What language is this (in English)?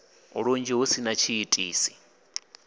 Venda